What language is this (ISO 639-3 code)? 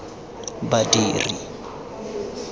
tsn